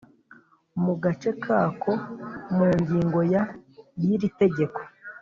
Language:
Kinyarwanda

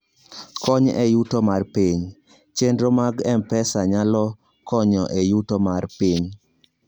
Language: Luo (Kenya and Tanzania)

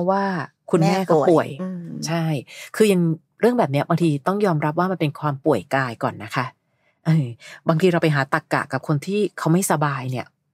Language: Thai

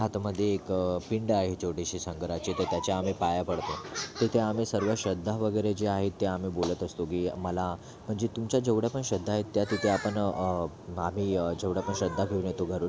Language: Marathi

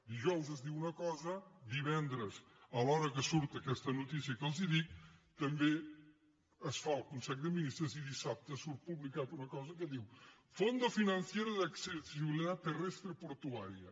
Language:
Catalan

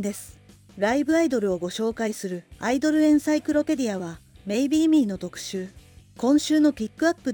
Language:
Japanese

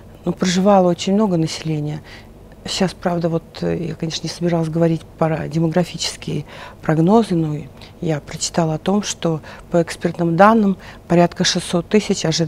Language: Russian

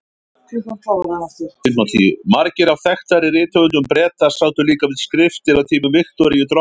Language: Icelandic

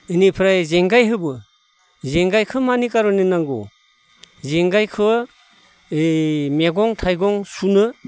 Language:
Bodo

